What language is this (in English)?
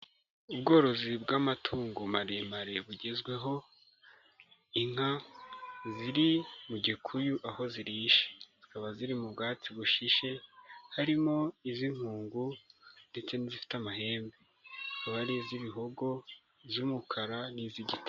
Kinyarwanda